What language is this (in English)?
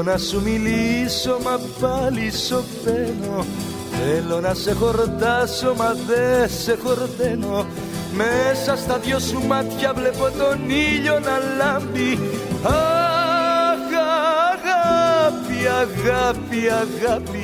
Greek